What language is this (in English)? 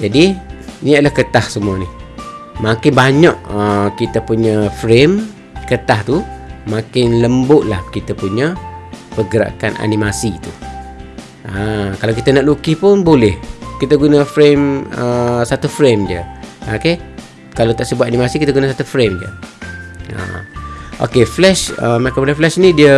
Malay